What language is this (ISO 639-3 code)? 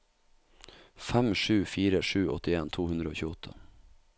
nor